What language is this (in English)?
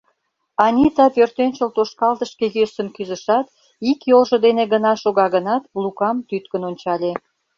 Mari